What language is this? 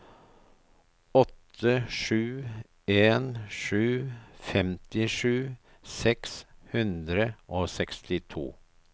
Norwegian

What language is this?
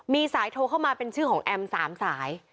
Thai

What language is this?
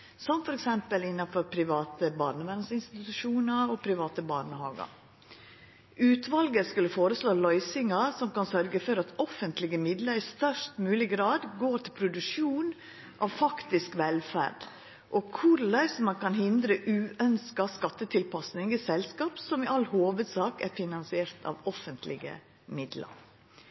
Norwegian Nynorsk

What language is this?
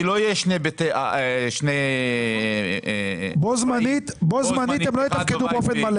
Hebrew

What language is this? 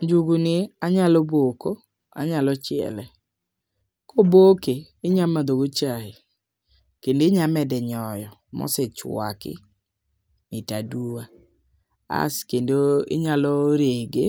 Luo (Kenya and Tanzania)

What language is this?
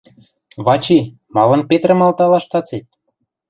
Western Mari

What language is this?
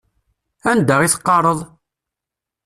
Kabyle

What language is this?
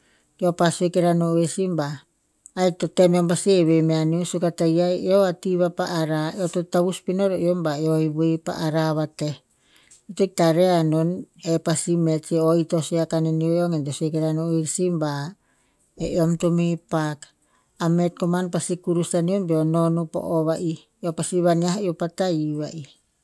Tinputz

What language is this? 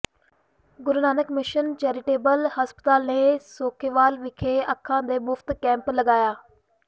Punjabi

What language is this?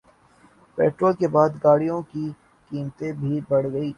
Urdu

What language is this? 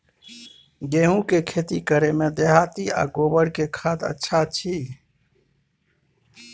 Maithili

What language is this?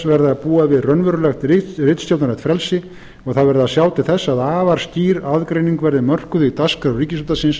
Icelandic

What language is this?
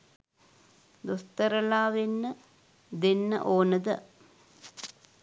Sinhala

